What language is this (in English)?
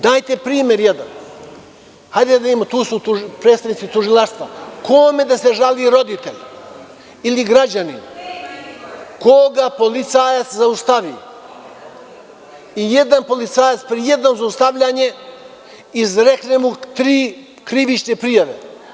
Serbian